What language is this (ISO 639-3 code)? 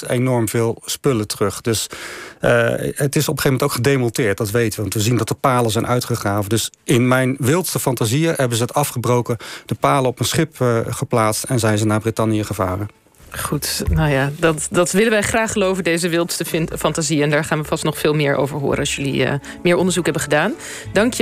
nld